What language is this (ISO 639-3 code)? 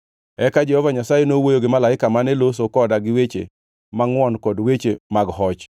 luo